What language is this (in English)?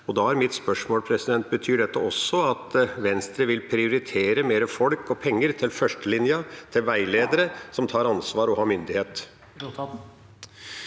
Norwegian